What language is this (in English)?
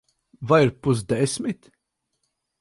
Latvian